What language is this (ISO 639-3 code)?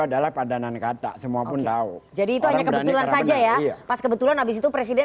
ind